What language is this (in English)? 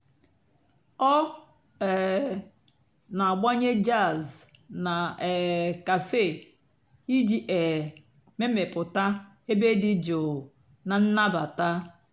Igbo